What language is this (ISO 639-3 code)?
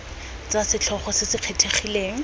tsn